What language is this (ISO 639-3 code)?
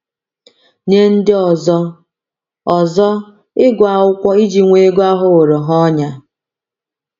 ibo